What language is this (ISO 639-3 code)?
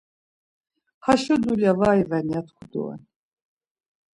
lzz